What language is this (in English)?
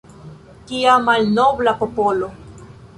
Esperanto